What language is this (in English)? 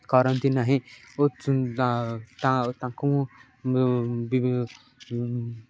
Odia